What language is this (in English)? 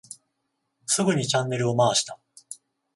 Japanese